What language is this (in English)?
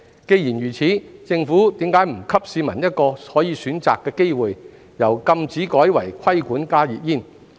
Cantonese